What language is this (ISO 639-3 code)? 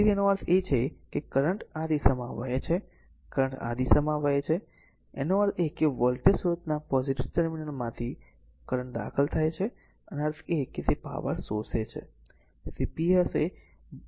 guj